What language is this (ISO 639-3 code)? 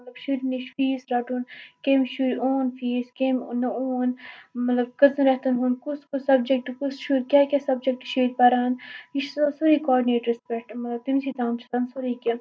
kas